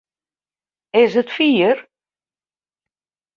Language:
Western Frisian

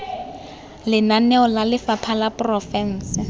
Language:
Tswana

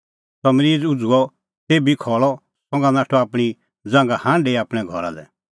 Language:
Kullu Pahari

